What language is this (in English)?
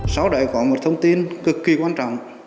Vietnamese